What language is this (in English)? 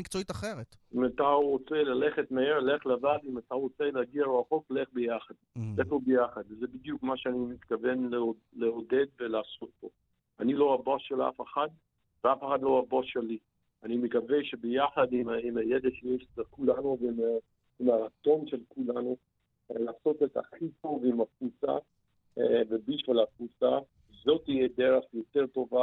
Hebrew